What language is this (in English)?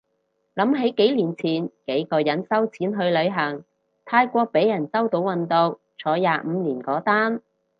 Cantonese